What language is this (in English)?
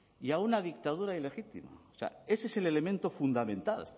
Spanish